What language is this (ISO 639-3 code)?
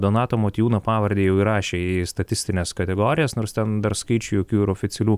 lit